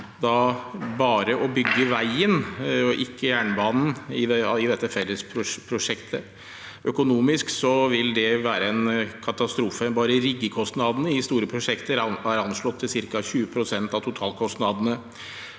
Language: Norwegian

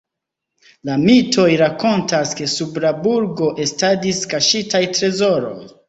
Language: Esperanto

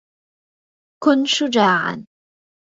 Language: Arabic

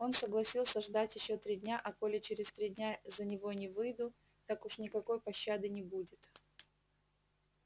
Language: Russian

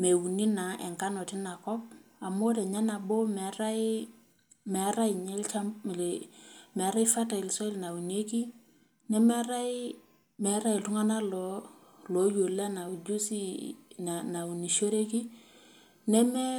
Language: Masai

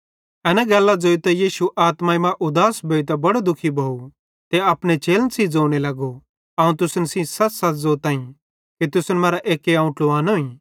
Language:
Bhadrawahi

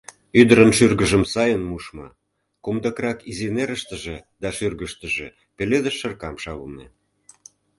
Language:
Mari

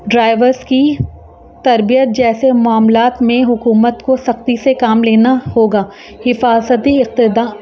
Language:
Urdu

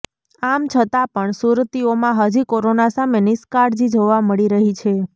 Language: Gujarati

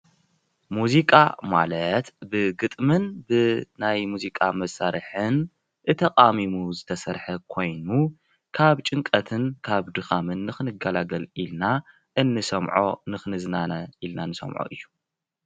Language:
Tigrinya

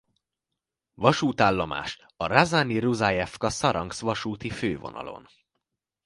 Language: Hungarian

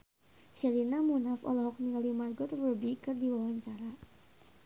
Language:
Sundanese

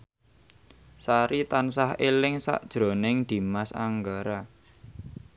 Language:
Javanese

